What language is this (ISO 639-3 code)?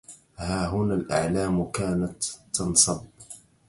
ara